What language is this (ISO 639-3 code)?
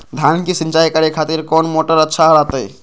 mag